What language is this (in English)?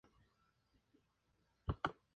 Spanish